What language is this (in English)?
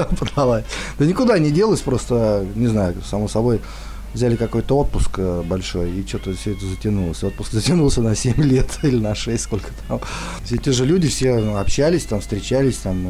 Russian